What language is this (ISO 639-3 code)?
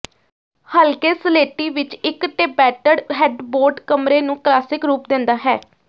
pan